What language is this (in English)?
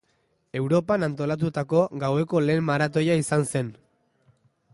Basque